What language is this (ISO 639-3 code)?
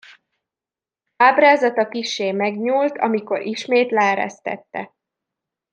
hun